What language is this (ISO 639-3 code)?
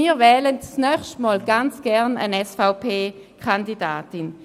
gsw